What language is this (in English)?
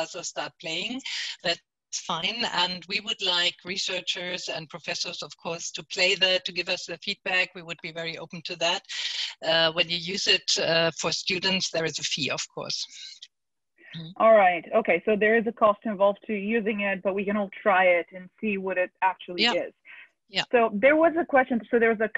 English